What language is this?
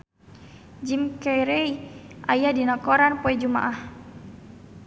Sundanese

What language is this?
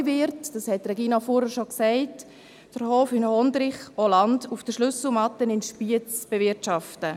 Swiss German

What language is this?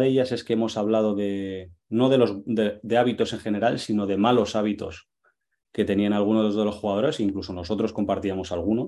Spanish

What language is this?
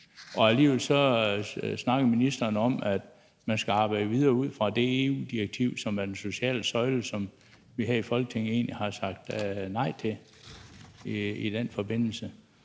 Danish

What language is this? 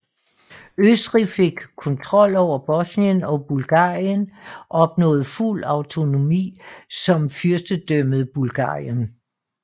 Danish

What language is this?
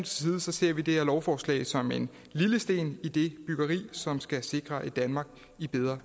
Danish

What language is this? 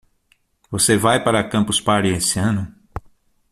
Portuguese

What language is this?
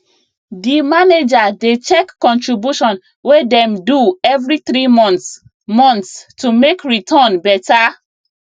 Nigerian Pidgin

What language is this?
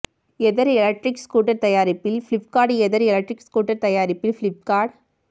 Tamil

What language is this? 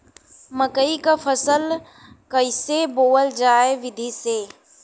Bhojpuri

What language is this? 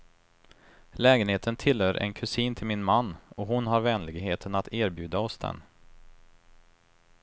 Swedish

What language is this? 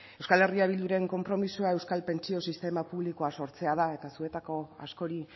Basque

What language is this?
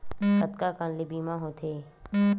Chhattisgarhi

